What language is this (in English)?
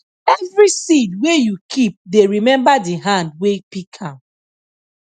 Nigerian Pidgin